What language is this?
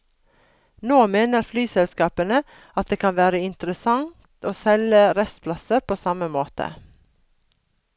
Norwegian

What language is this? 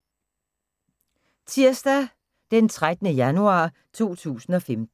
Danish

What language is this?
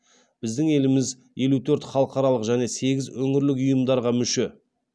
Kazakh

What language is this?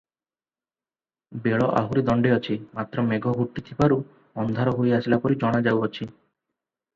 Odia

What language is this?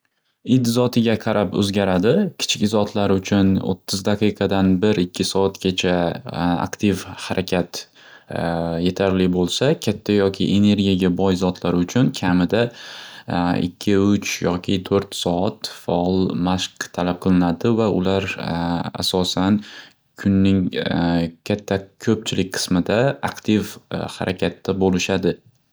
Uzbek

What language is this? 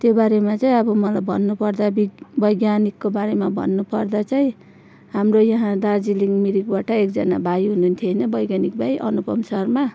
Nepali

